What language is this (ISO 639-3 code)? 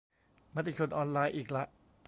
tha